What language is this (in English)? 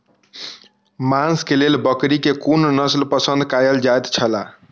Maithili